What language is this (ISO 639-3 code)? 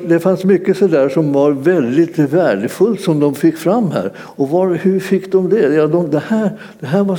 swe